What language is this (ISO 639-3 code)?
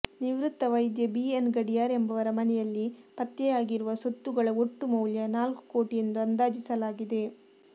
kan